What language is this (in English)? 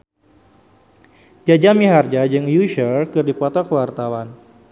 Sundanese